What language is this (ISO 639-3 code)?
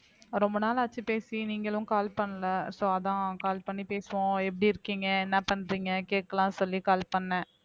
tam